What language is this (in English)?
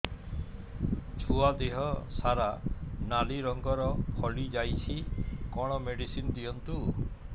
Odia